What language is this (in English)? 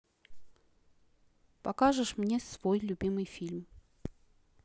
Russian